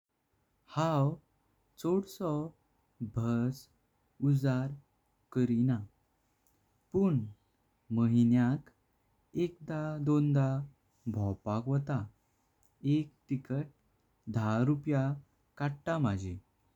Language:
Konkani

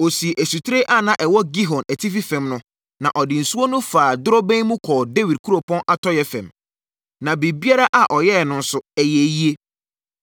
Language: Akan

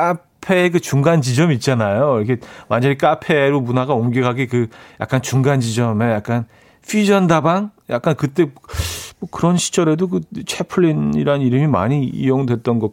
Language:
Korean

